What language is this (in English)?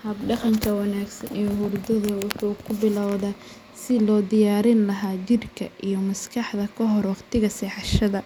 Somali